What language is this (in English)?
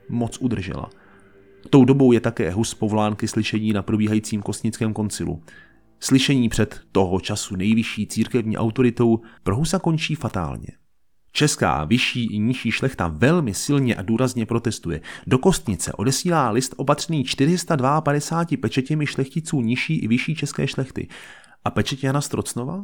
Czech